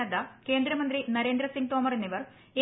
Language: Malayalam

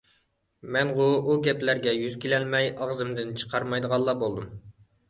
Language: Uyghur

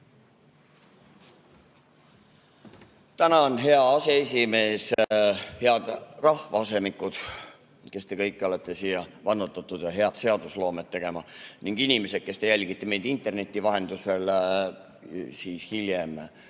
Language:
Estonian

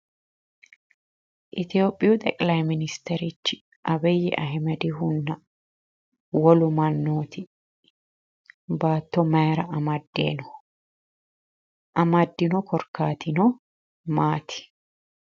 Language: Sidamo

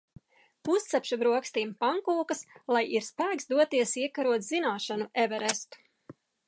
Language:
Latvian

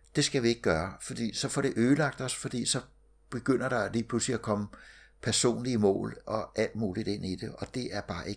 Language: Danish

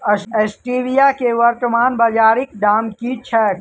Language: Maithili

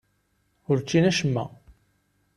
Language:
Kabyle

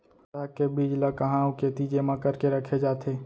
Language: Chhattisgarhi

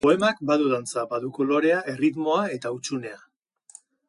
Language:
Basque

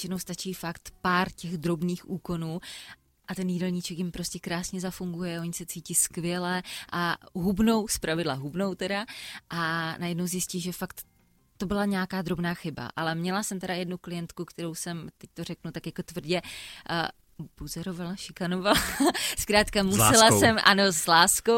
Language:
Czech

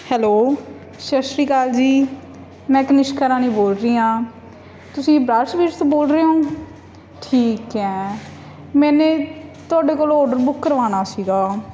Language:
Punjabi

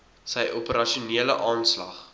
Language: Afrikaans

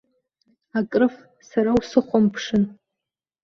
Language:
Abkhazian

